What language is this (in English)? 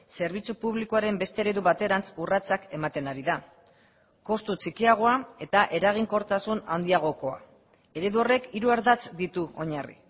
Basque